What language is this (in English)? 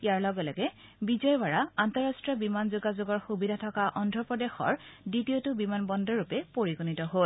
Assamese